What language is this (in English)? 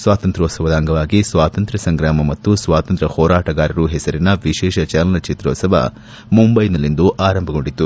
Kannada